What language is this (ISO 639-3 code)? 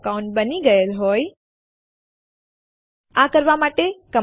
guj